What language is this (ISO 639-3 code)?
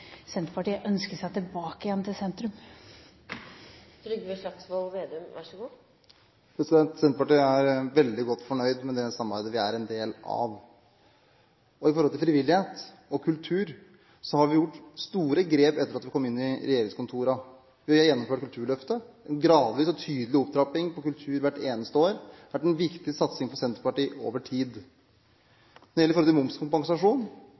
nob